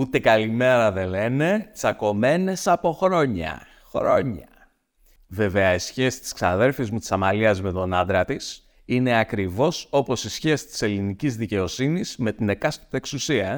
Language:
Greek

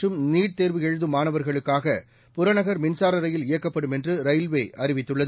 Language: Tamil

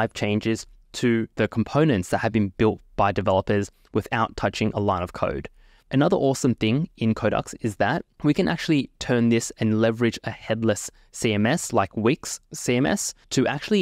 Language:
English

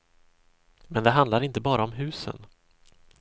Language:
Swedish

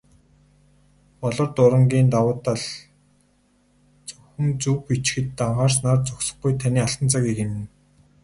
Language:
Mongolian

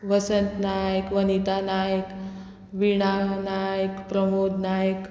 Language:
Konkani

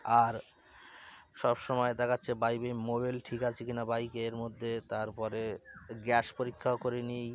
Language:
Bangla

